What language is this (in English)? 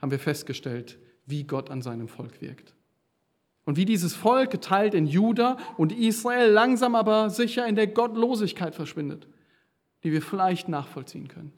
German